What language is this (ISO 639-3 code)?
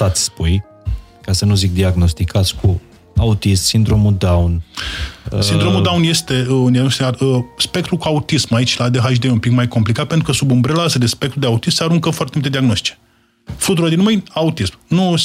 ron